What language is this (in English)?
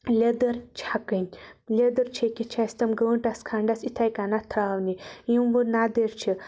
Kashmiri